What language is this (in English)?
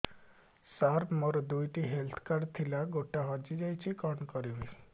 Odia